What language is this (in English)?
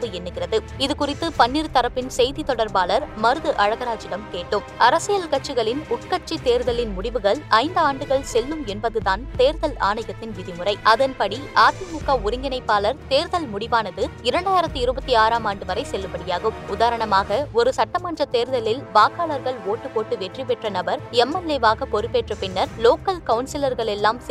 Tamil